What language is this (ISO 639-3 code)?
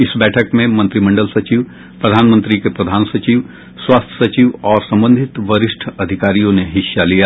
hin